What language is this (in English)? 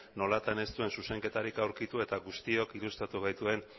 Basque